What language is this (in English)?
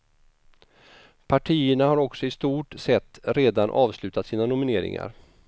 Swedish